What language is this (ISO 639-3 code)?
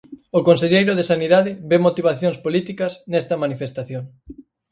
glg